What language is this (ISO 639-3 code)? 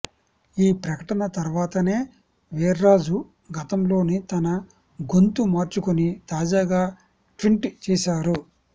tel